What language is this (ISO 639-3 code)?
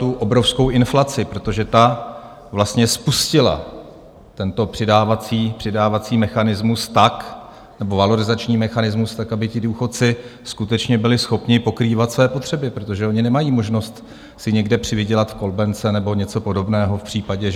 ces